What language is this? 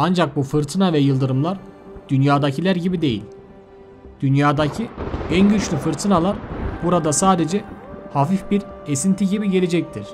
Turkish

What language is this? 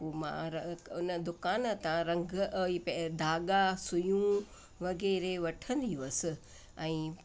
Sindhi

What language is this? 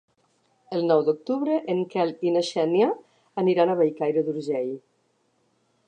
Catalan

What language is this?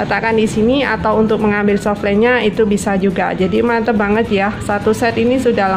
Indonesian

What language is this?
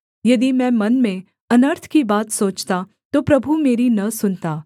Hindi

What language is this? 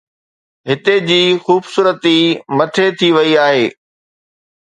Sindhi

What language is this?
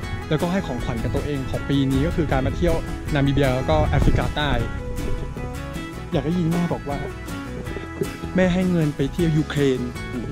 Thai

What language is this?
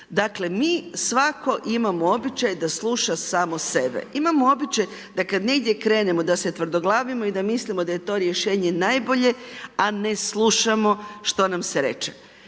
Croatian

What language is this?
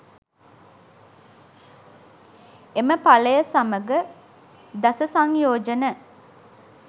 Sinhala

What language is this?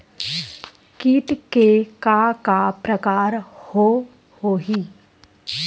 Chhattisgarhi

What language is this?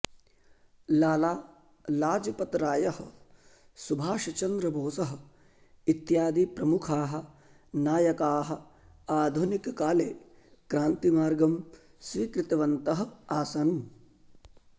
Sanskrit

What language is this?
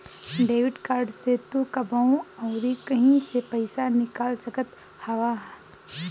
Bhojpuri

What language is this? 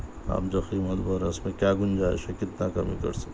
Urdu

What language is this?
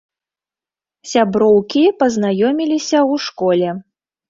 Belarusian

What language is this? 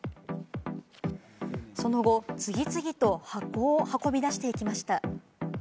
Japanese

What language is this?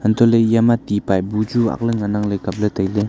Wancho Naga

